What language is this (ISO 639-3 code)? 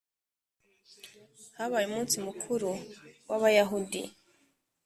kin